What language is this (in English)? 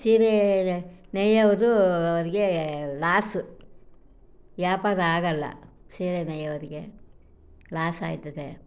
Kannada